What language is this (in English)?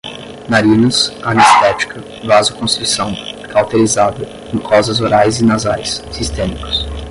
Portuguese